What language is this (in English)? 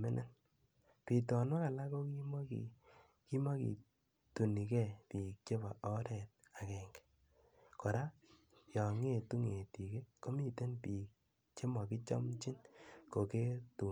Kalenjin